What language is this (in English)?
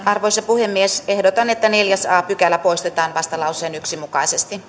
Finnish